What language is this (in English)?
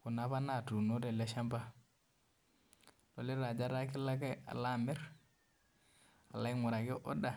Masai